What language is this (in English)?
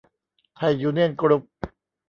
Thai